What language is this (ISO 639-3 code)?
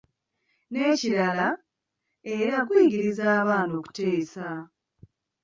lug